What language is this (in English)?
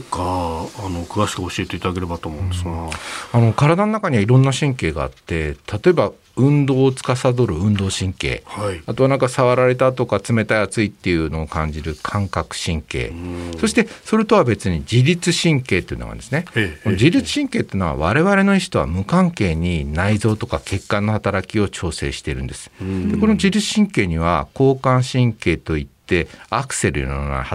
Japanese